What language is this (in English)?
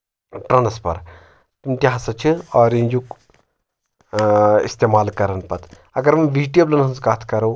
Kashmiri